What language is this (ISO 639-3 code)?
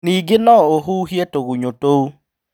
kik